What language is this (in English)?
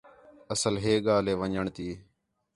Khetrani